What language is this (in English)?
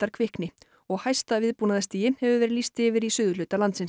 Icelandic